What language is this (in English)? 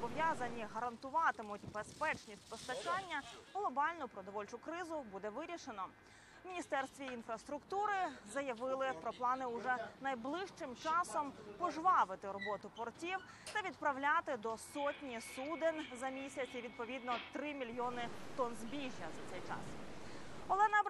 Ukrainian